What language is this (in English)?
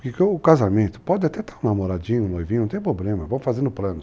Portuguese